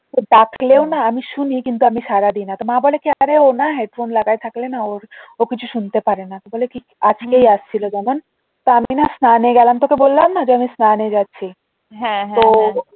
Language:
Bangla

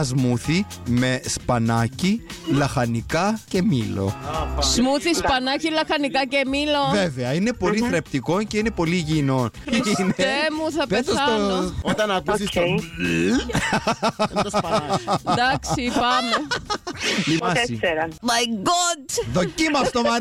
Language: Greek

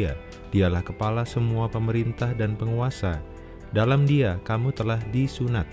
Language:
Indonesian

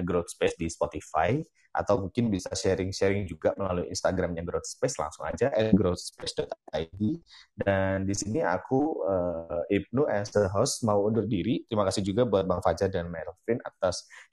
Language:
Indonesian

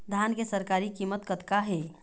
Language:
Chhattisgarhi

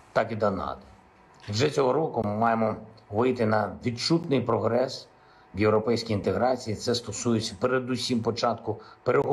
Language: Ukrainian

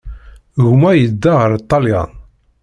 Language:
Kabyle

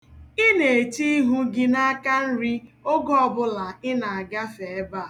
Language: Igbo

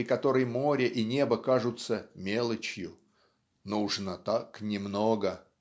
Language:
Russian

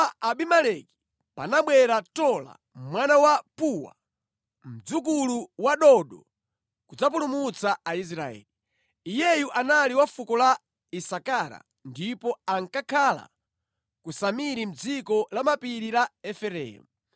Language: Nyanja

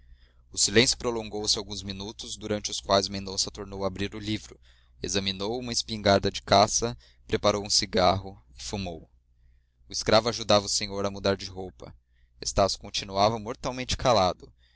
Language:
Portuguese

